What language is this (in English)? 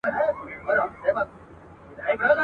Pashto